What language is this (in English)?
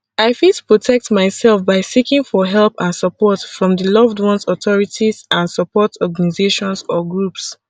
Nigerian Pidgin